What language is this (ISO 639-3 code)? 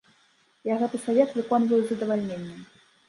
bel